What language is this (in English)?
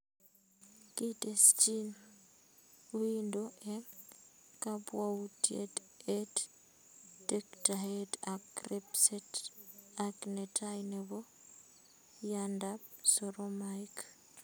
Kalenjin